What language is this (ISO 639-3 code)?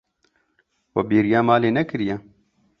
kur